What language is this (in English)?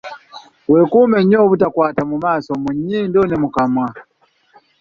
Ganda